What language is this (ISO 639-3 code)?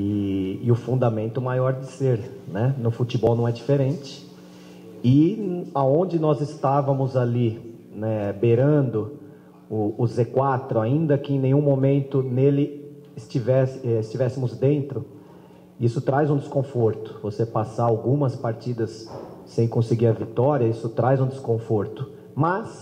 por